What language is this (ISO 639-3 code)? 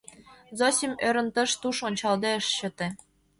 chm